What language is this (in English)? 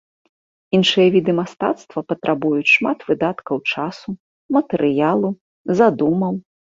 Belarusian